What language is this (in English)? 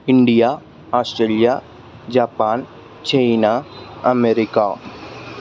Telugu